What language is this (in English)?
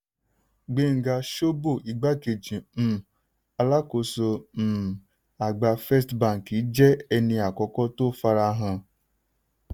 Yoruba